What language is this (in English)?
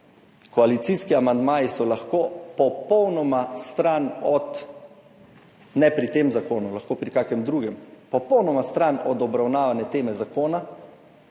Slovenian